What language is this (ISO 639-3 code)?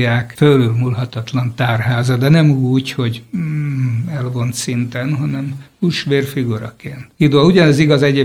hun